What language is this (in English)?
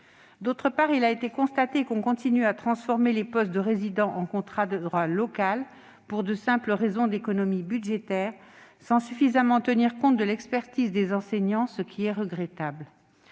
French